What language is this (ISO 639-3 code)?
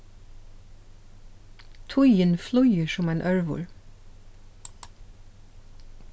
fao